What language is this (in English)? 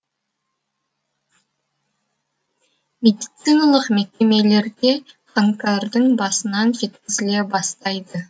Kazakh